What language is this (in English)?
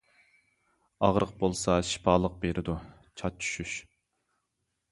Uyghur